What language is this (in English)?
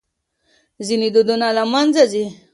Pashto